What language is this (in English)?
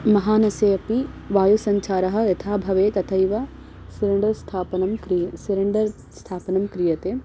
Sanskrit